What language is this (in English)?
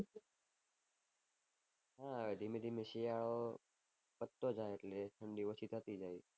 Gujarati